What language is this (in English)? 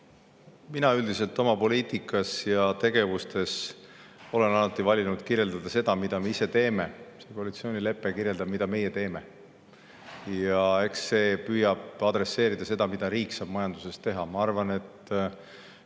Estonian